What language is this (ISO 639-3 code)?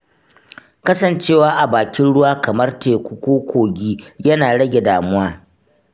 hau